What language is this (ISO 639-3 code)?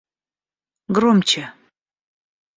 rus